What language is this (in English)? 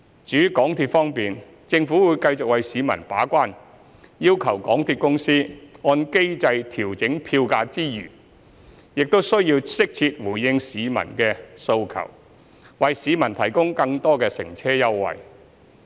Cantonese